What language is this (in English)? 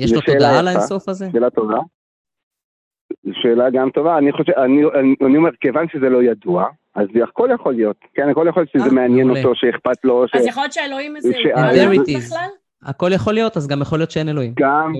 Hebrew